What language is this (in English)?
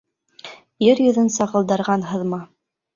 Bashkir